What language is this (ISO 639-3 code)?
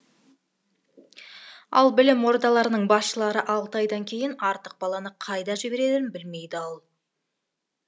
kaz